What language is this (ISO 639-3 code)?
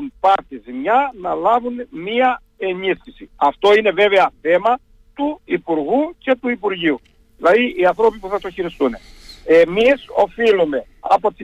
ell